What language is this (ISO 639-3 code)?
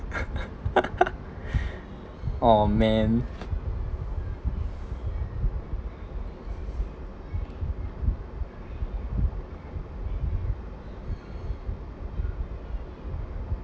eng